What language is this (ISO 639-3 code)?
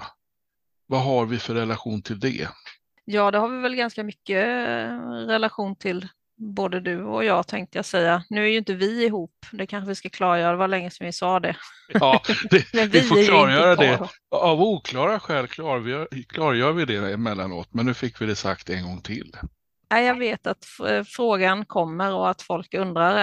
swe